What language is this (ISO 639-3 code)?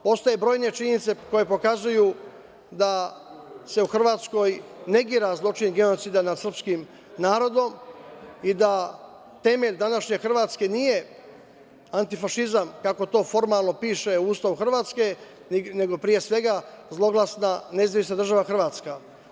srp